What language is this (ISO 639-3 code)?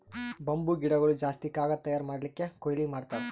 kan